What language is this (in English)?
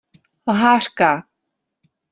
Czech